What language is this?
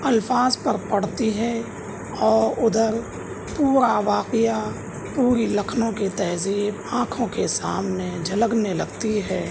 Urdu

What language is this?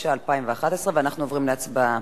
Hebrew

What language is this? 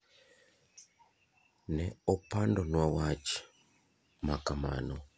Luo (Kenya and Tanzania)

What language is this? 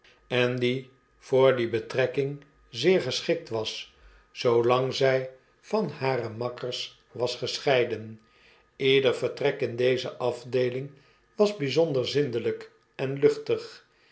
Dutch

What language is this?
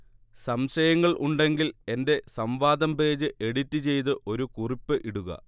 Malayalam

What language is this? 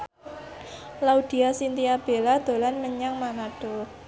Javanese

